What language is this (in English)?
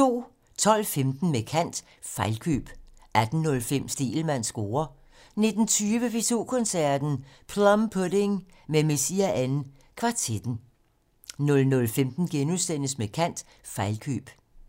Danish